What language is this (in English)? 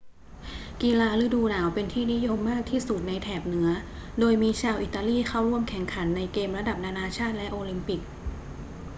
Thai